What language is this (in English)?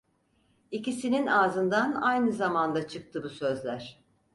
Turkish